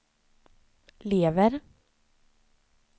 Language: Swedish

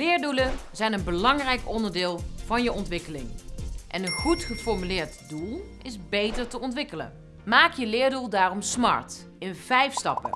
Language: Dutch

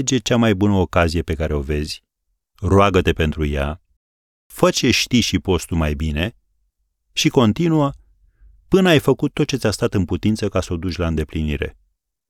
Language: Romanian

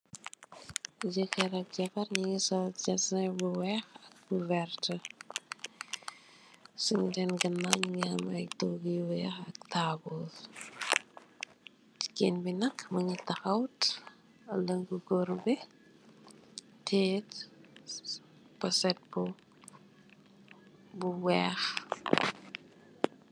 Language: Wolof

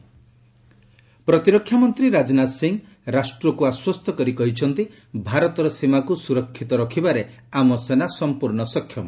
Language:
Odia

